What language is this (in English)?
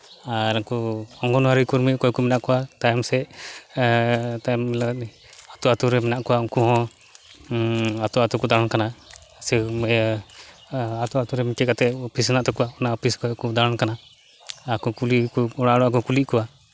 Santali